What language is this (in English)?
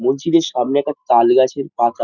Bangla